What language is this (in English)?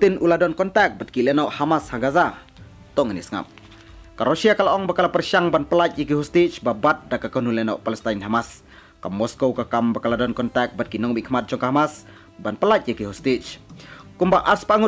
Indonesian